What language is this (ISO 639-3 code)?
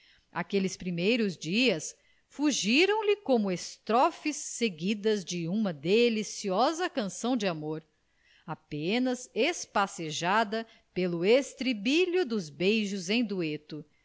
por